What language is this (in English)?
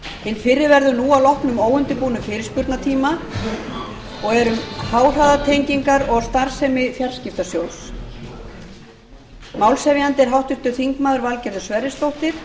Icelandic